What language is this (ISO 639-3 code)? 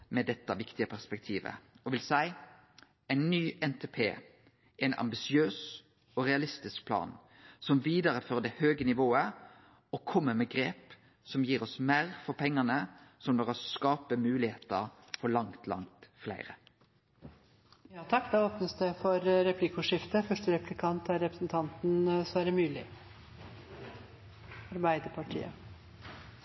nor